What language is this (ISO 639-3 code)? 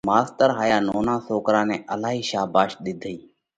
kvx